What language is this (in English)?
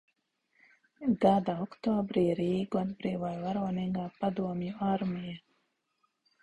Latvian